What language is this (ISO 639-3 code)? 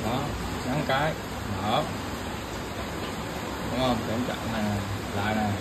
vie